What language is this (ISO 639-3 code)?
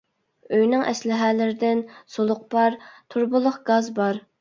uig